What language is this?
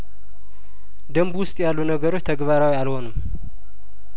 Amharic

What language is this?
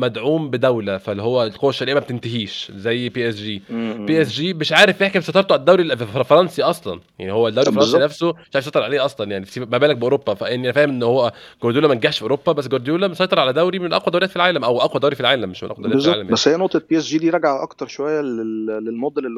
Arabic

